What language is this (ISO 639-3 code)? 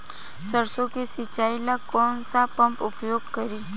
bho